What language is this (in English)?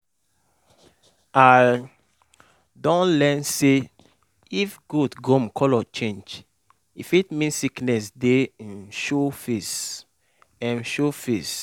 Nigerian Pidgin